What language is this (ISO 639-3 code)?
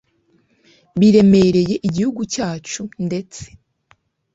kin